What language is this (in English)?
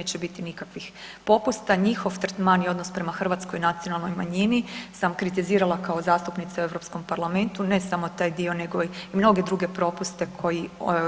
Croatian